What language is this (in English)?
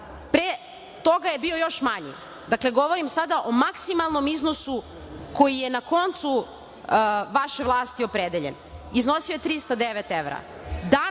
Serbian